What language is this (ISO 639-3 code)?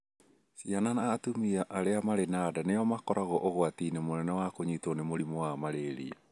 kik